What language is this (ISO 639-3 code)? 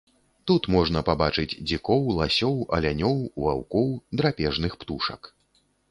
bel